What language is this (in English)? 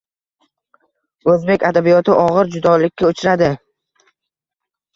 Uzbek